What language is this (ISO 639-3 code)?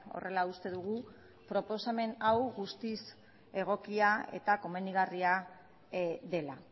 eus